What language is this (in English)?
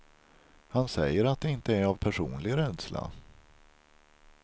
Swedish